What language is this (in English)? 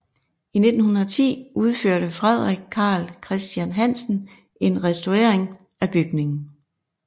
Danish